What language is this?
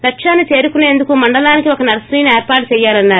Telugu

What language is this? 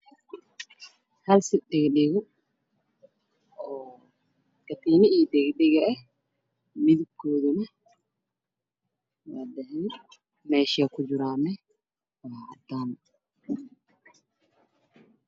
Somali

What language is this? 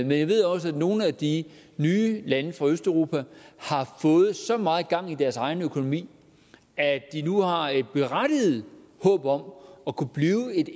Danish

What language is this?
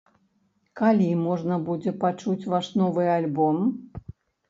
Belarusian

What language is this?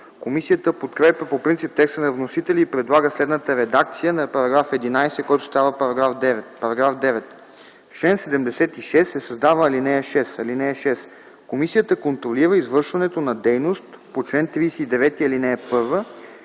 Bulgarian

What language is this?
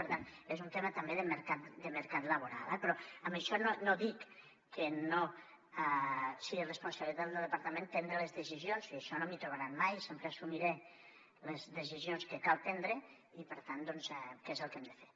Catalan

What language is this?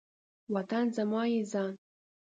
Pashto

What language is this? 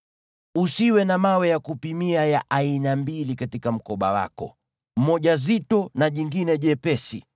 Swahili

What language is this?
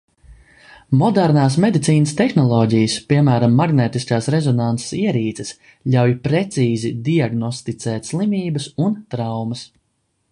Latvian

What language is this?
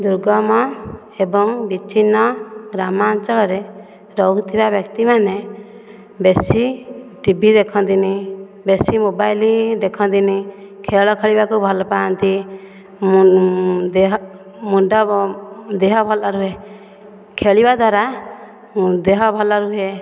Odia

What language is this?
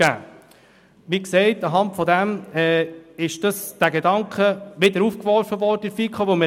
Swiss German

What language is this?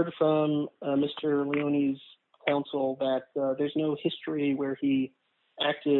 English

